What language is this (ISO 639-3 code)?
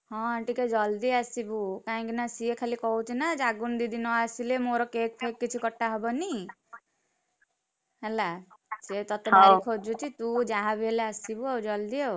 ori